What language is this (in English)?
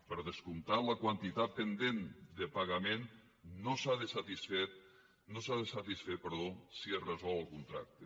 Catalan